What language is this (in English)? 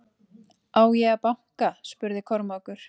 Icelandic